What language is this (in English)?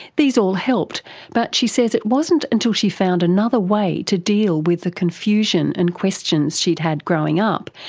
English